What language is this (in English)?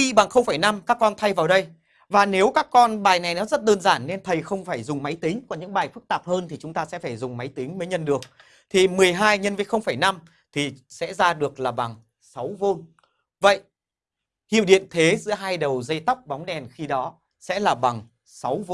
Vietnamese